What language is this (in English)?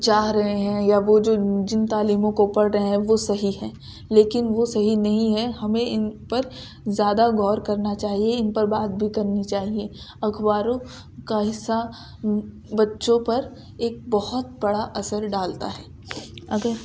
Urdu